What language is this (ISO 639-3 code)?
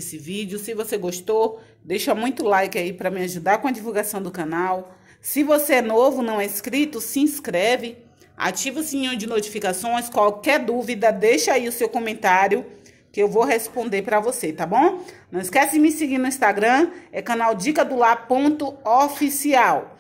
por